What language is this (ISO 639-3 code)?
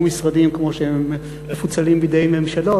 heb